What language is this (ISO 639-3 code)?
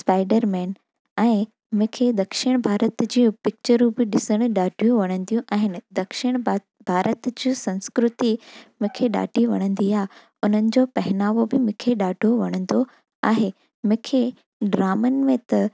snd